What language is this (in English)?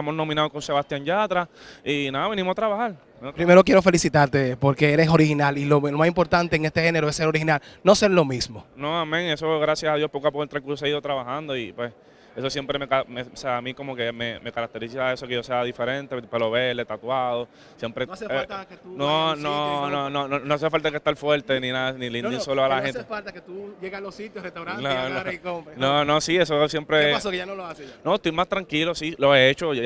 Spanish